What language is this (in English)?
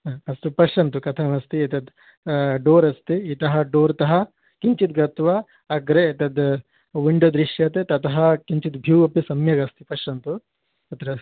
Sanskrit